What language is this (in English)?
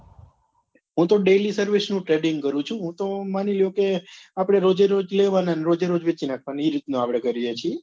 Gujarati